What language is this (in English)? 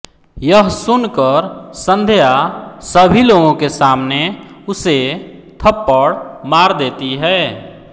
Hindi